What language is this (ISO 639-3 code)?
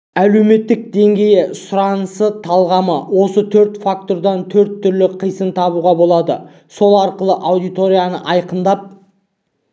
kaz